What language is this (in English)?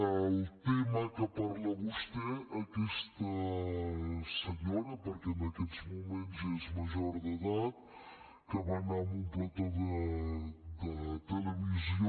Catalan